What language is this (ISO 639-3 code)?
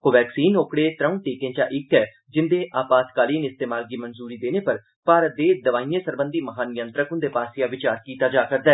doi